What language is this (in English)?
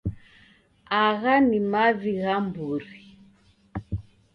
Taita